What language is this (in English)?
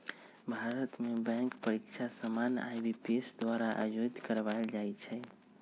Magahi